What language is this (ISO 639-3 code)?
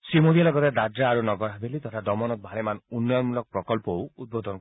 asm